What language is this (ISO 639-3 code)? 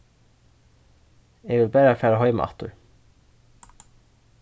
fao